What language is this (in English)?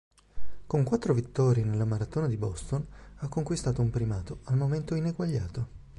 Italian